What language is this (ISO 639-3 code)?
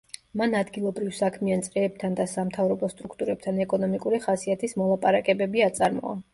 kat